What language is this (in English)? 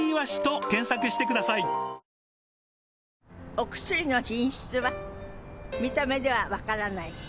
Japanese